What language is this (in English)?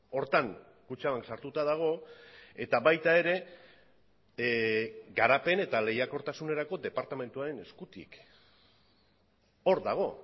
Basque